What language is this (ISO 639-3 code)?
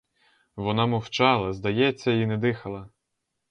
ukr